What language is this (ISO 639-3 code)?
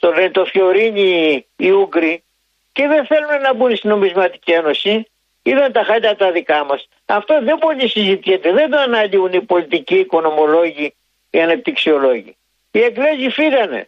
ell